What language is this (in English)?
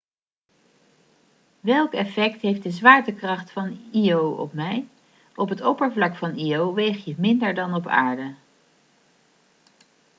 Dutch